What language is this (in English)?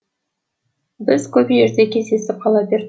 Kazakh